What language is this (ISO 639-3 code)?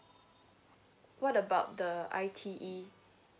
eng